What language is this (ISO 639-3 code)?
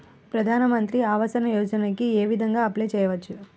tel